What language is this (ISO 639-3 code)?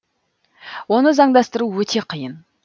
kaz